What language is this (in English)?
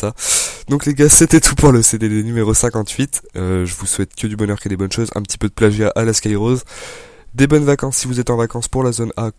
French